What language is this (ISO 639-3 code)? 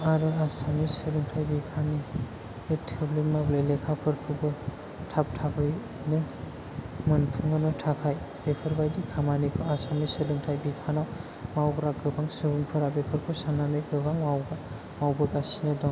brx